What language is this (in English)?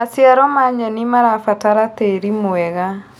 Kikuyu